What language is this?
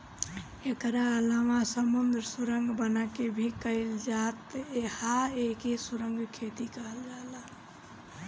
Bhojpuri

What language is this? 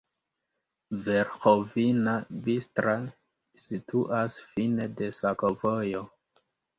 Esperanto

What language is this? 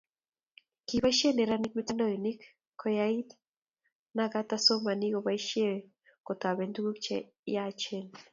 Kalenjin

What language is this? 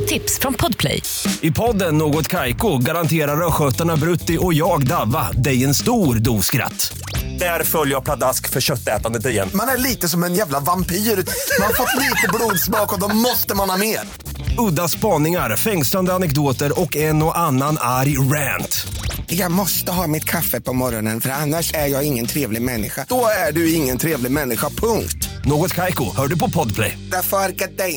Swedish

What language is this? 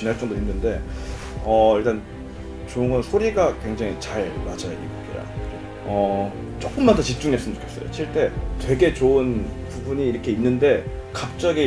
Korean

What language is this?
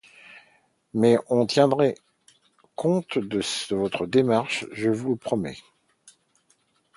French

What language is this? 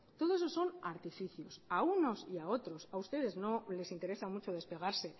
Spanish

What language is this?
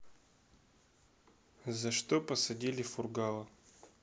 Russian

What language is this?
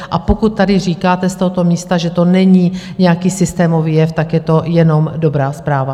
Czech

